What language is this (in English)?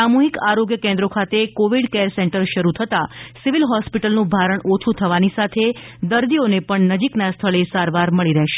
Gujarati